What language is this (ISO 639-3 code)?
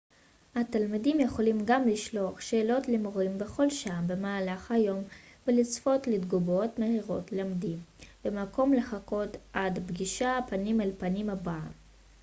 heb